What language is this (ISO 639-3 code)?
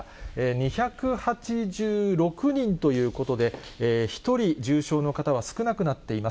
jpn